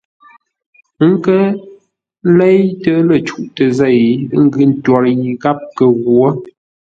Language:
Ngombale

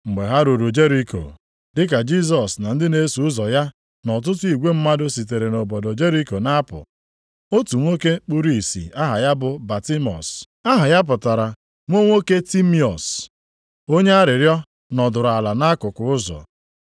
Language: Igbo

